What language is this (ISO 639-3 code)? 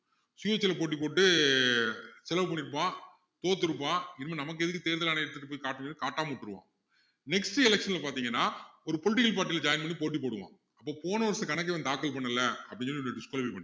tam